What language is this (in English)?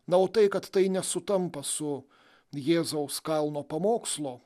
Lithuanian